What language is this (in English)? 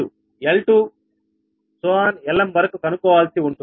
Telugu